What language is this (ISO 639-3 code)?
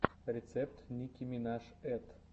rus